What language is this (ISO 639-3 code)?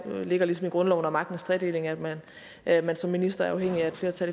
dan